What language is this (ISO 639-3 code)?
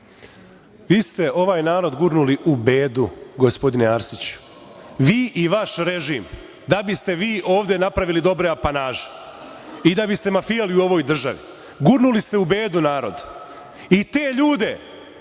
srp